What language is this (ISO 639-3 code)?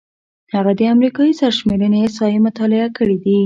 pus